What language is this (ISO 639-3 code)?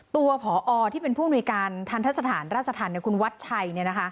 tha